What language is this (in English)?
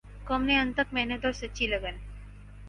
Urdu